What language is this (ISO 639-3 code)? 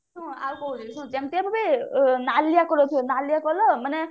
ori